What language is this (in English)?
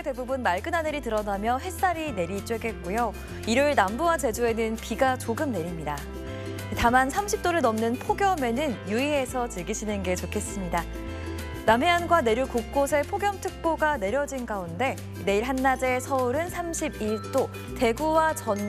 Korean